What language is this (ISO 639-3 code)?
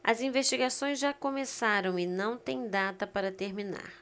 por